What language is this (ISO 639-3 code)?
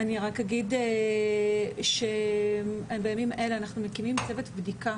heb